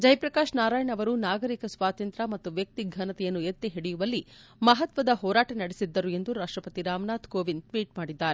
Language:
Kannada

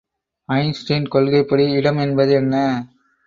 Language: Tamil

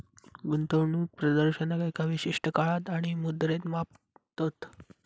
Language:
Marathi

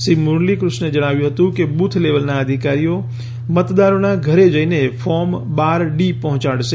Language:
Gujarati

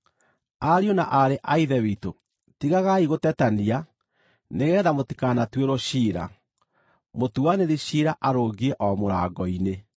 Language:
Kikuyu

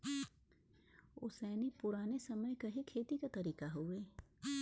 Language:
Bhojpuri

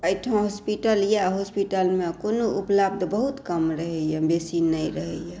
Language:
Maithili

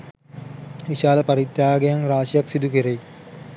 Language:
Sinhala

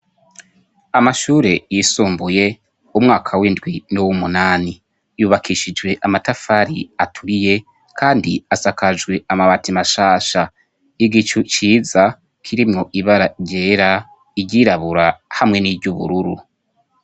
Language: Rundi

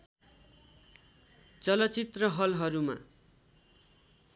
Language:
Nepali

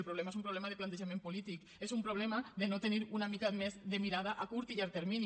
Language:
Catalan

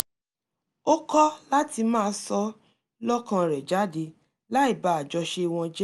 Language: Yoruba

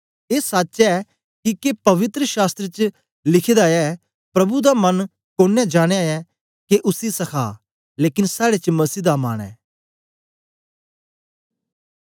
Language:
Dogri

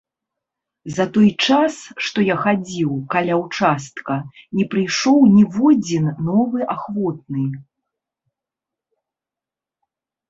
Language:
Belarusian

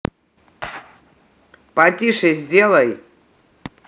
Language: Russian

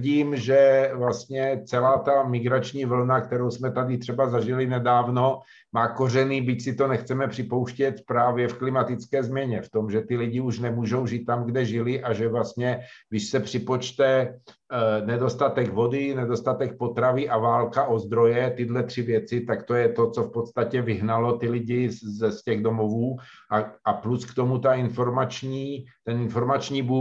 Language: Czech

